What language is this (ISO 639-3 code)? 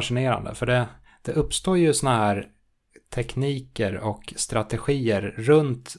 swe